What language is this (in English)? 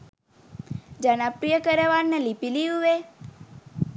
Sinhala